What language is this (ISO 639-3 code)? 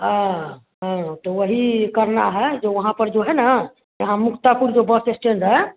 hin